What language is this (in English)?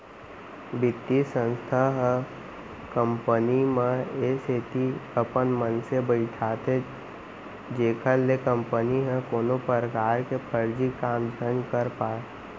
Chhattisgarhi